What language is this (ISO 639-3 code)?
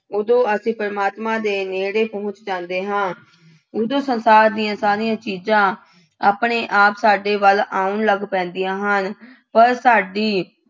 pan